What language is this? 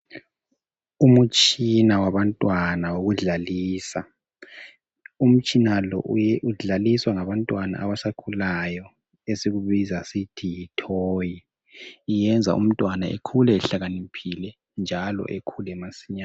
North Ndebele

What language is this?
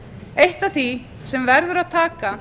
Icelandic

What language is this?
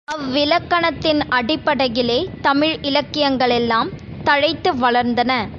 Tamil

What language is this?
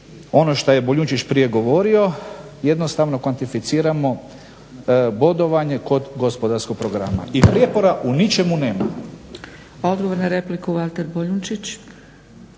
Croatian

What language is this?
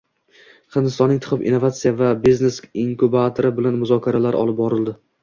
Uzbek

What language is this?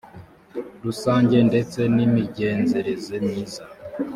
Kinyarwanda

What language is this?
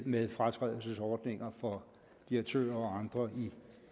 Danish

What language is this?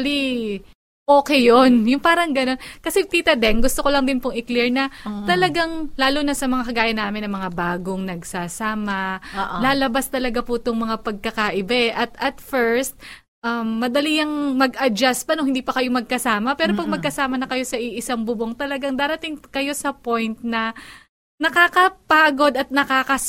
Filipino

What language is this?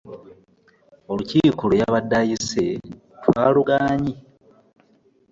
Ganda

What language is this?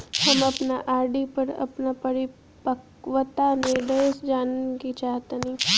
Bhojpuri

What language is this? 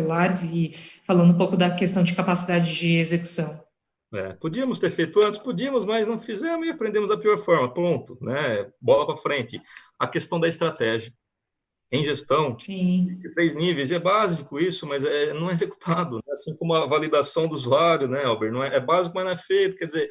Portuguese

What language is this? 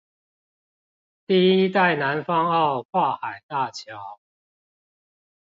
Chinese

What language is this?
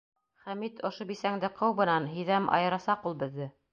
Bashkir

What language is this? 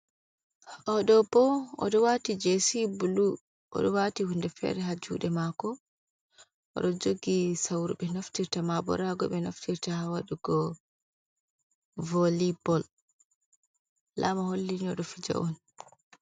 Fula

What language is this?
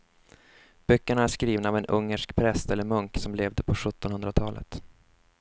Swedish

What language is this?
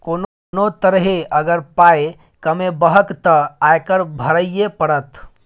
Maithili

